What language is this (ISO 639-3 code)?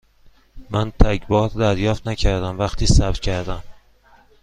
fas